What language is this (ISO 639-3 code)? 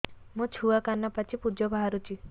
ori